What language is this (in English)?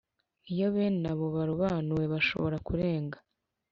Kinyarwanda